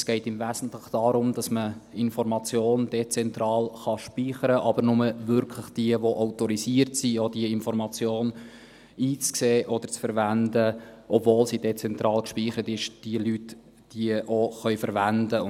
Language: Swiss German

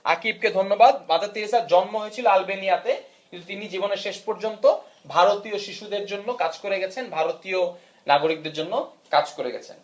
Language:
Bangla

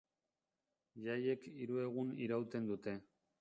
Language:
Basque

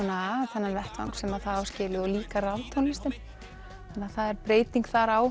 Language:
Icelandic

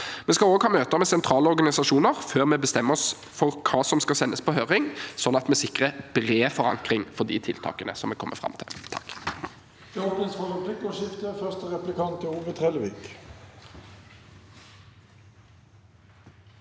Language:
Norwegian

